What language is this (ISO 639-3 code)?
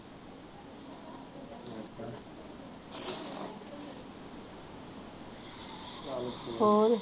pan